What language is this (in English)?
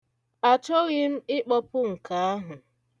Igbo